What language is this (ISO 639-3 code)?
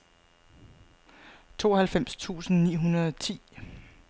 dan